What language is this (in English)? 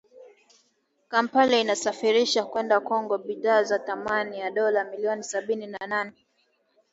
Swahili